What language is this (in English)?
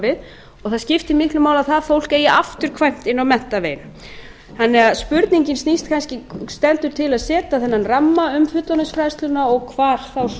Icelandic